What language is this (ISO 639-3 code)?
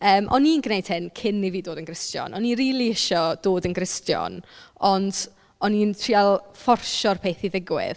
cym